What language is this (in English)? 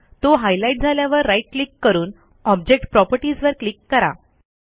Marathi